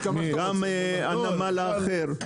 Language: Hebrew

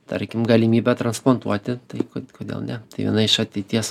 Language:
Lithuanian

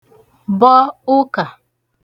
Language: Igbo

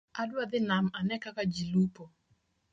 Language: Luo (Kenya and Tanzania)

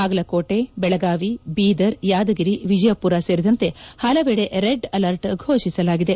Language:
Kannada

